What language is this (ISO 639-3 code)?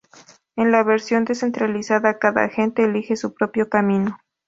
spa